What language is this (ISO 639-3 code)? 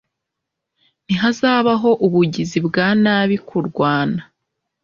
kin